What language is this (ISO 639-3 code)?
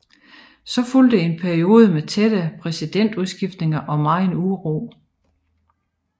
dan